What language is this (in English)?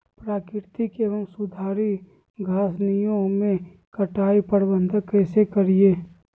Magahi